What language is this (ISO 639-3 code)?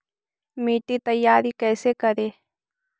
mag